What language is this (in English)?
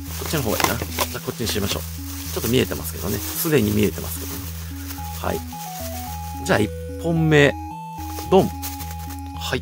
Japanese